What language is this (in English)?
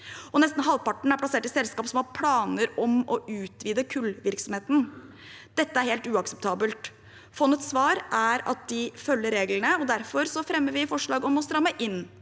Norwegian